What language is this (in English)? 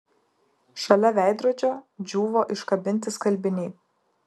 Lithuanian